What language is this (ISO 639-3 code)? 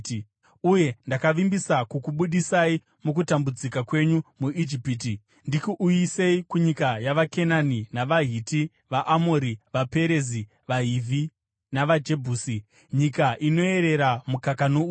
sna